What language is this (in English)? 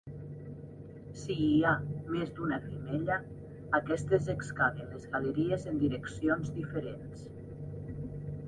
Catalan